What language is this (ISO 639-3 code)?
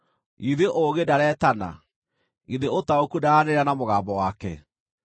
kik